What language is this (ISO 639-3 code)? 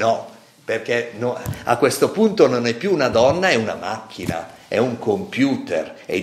ita